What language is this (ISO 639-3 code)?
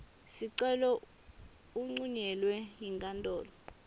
ssw